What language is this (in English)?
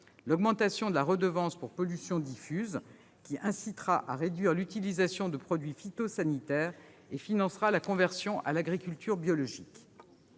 French